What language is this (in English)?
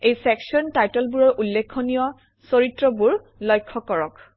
Assamese